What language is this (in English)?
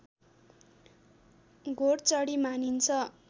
Nepali